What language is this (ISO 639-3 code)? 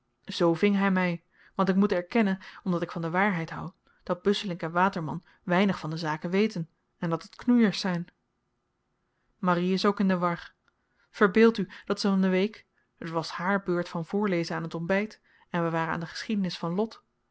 nld